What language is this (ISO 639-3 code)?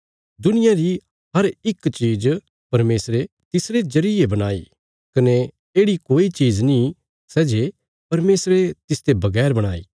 kfs